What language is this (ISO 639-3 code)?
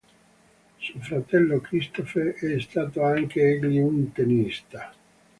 ita